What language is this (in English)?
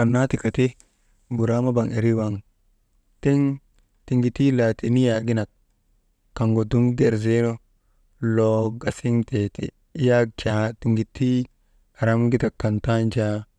Maba